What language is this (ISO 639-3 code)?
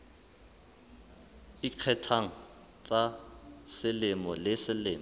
sot